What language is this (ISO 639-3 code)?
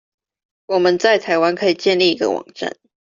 zho